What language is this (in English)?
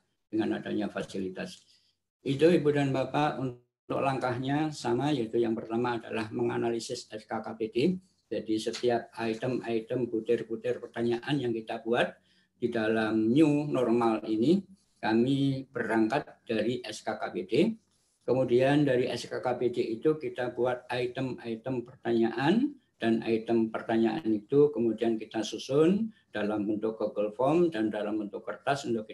Indonesian